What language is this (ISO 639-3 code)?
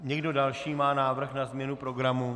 ces